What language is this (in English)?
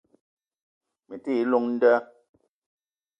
Eton (Cameroon)